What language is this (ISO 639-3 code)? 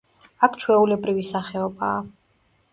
kat